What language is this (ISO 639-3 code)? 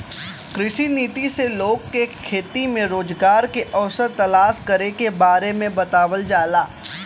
bho